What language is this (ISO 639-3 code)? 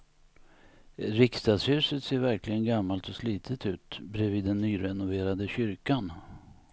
swe